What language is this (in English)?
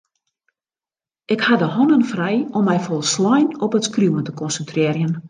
Western Frisian